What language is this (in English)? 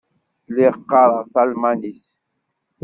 Kabyle